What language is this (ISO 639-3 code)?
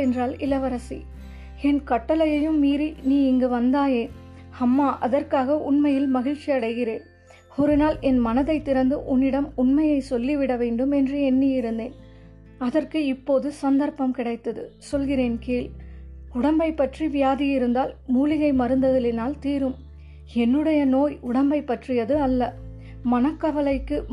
tam